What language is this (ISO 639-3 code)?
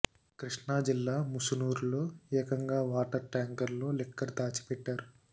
tel